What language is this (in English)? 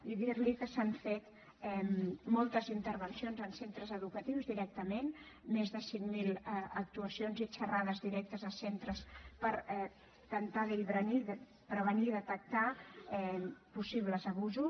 Catalan